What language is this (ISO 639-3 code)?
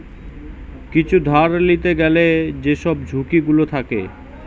ben